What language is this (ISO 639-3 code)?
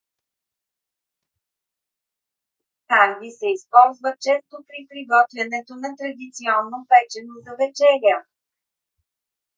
bul